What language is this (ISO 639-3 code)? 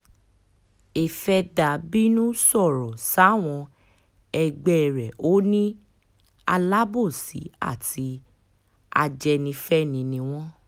yor